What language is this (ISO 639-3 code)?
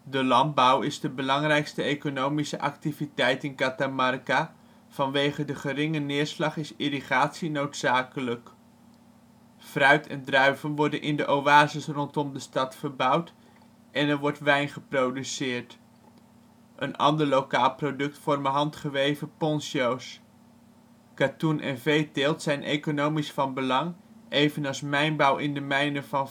nld